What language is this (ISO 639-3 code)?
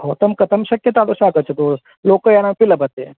san